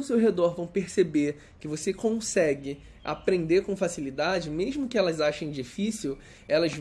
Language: Portuguese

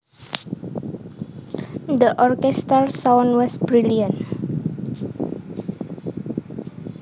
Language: Javanese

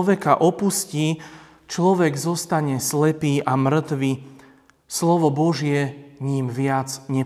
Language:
Slovak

